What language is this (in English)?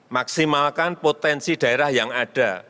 Indonesian